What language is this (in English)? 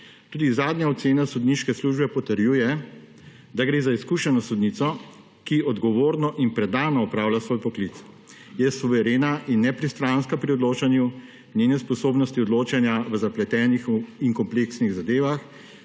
Slovenian